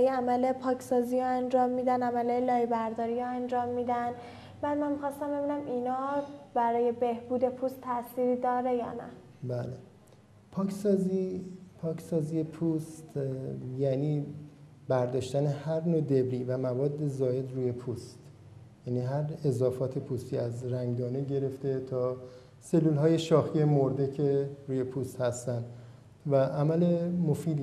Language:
Persian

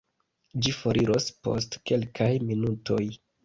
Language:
Esperanto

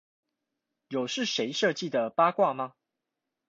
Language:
Chinese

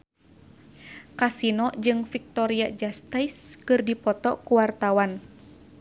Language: Sundanese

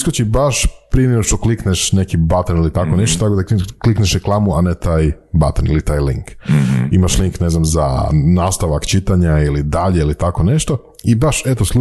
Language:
Croatian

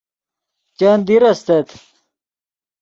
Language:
Yidgha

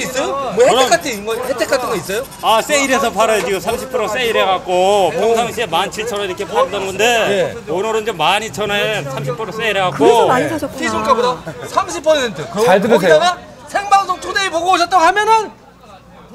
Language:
Korean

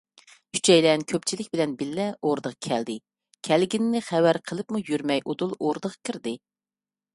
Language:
Uyghur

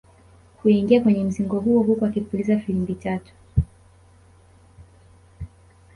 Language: Swahili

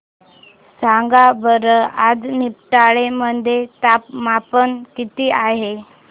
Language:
Marathi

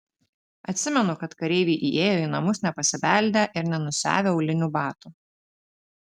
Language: Lithuanian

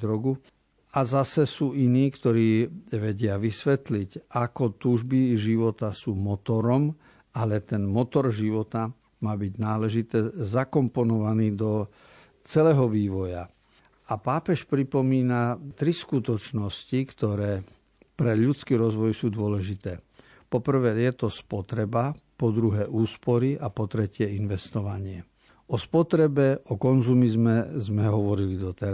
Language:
Slovak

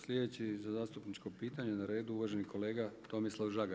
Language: Croatian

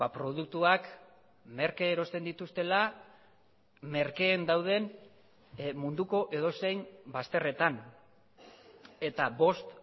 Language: Basque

